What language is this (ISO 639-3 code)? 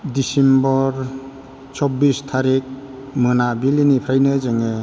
brx